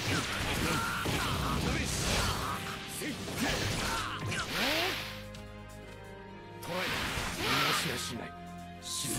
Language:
Japanese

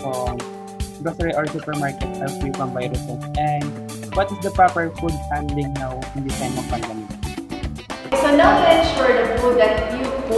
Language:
Filipino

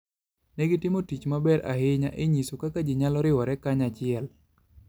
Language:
Luo (Kenya and Tanzania)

